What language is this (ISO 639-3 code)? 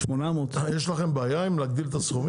heb